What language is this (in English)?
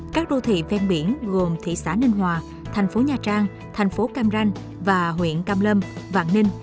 Vietnamese